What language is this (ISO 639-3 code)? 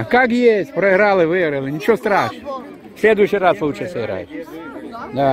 rus